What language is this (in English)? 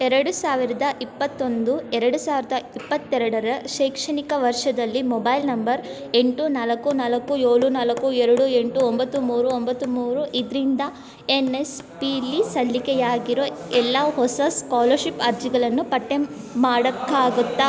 Kannada